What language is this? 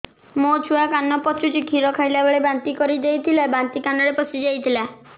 Odia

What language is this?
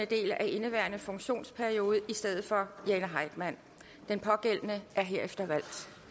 Danish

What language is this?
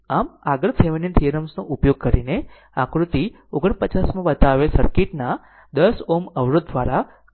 Gujarati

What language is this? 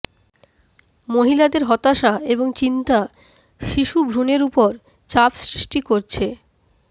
Bangla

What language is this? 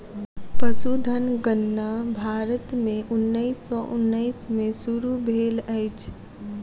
Maithili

